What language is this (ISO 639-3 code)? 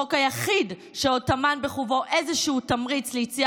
heb